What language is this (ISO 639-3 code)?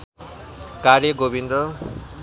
nep